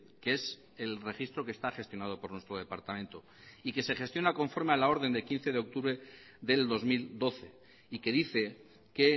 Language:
Spanish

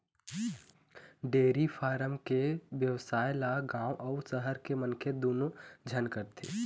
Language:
Chhattisgarhi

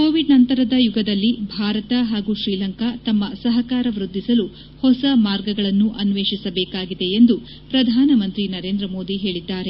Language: Kannada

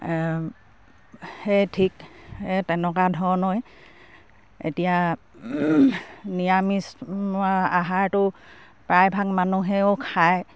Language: Assamese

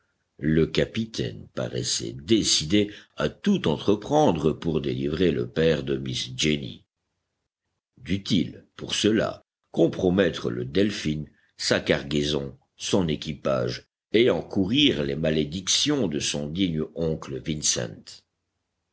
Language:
French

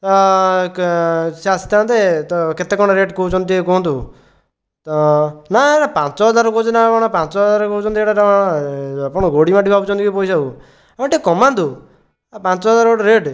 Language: Odia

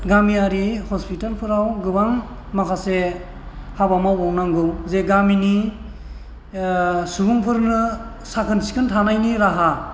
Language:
Bodo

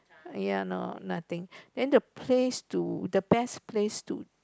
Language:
English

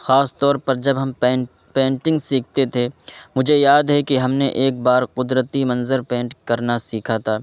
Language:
Urdu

